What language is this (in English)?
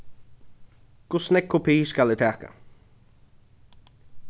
Faroese